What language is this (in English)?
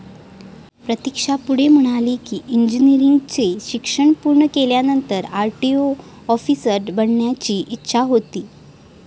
Marathi